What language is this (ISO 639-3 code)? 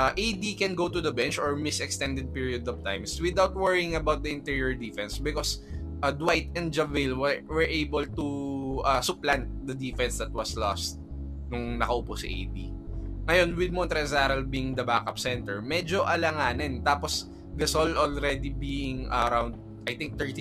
fil